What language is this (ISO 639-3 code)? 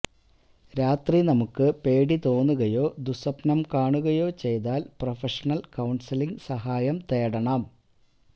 mal